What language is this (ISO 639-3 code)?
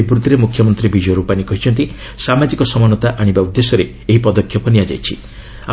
ori